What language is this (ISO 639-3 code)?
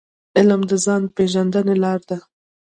pus